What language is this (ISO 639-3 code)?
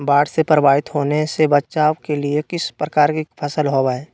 mag